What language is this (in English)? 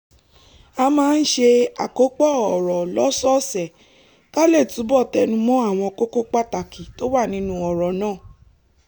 Yoruba